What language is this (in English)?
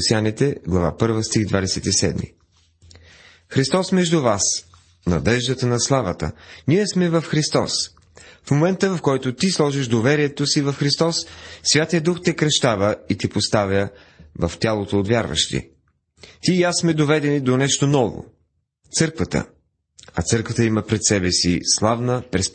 Bulgarian